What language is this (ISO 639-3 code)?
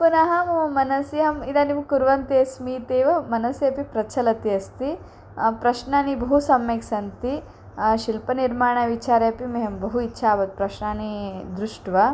san